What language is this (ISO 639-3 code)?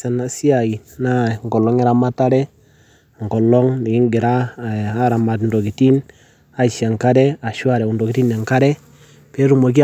mas